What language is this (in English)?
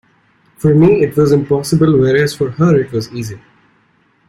English